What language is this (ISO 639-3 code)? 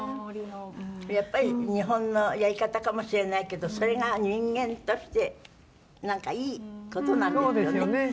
jpn